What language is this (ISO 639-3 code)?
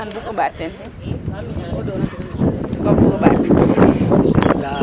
srr